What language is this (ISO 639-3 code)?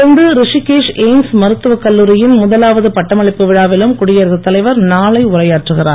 tam